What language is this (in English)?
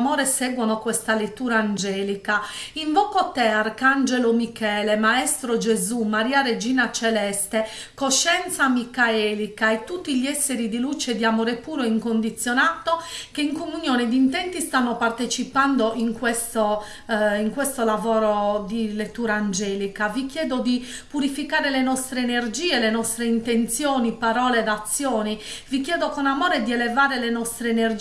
Italian